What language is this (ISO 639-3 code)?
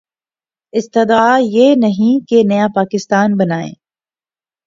urd